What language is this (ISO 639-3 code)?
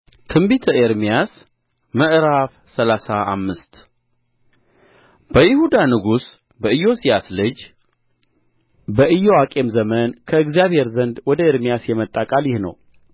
amh